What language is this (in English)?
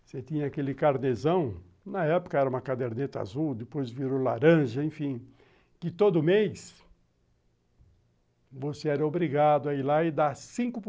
Portuguese